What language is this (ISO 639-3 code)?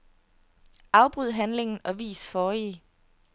dan